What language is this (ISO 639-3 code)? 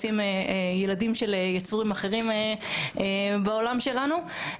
heb